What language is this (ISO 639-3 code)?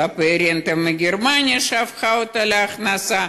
heb